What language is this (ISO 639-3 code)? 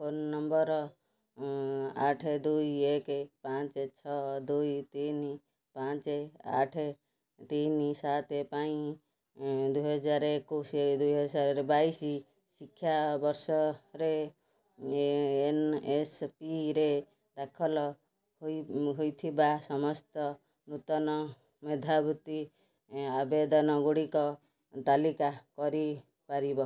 ori